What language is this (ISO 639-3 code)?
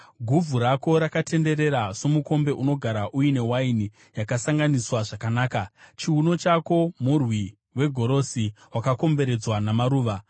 sna